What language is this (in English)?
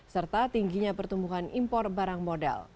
Indonesian